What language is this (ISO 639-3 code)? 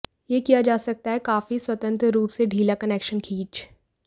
hin